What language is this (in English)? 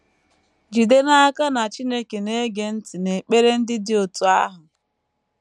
Igbo